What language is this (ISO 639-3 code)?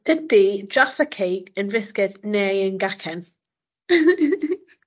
cym